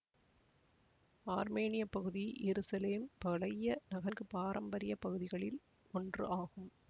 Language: Tamil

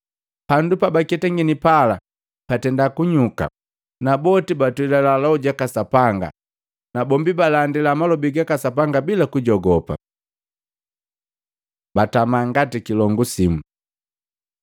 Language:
Matengo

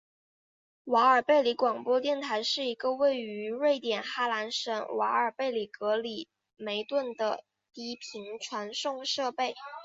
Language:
Chinese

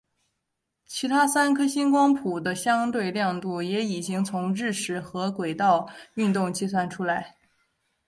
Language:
Chinese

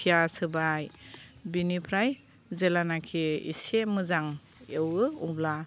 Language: Bodo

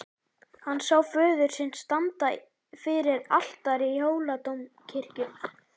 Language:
Icelandic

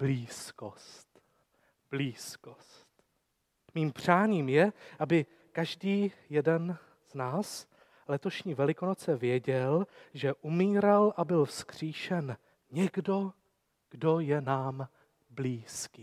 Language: Czech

